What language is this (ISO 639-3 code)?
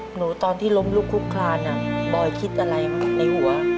tha